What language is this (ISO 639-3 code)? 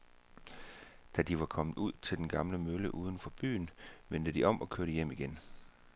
dan